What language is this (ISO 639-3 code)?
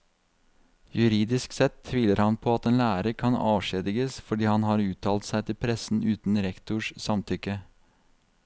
nor